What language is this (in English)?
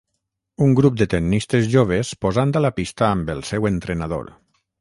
Catalan